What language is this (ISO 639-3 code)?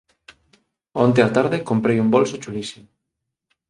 glg